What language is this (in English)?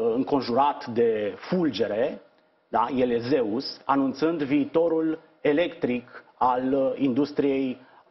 Romanian